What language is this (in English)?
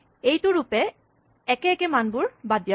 Assamese